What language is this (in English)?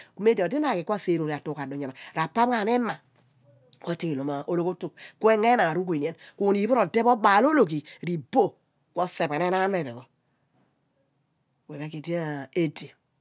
Abua